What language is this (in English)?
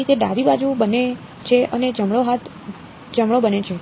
Gujarati